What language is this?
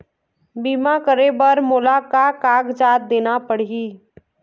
Chhattisgarhi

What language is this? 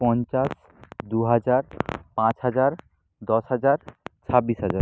Bangla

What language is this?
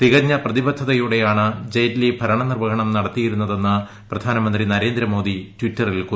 Malayalam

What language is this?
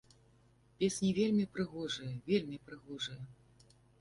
Belarusian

